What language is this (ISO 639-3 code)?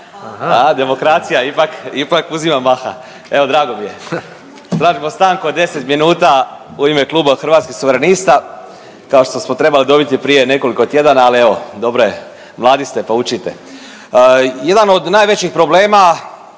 hrv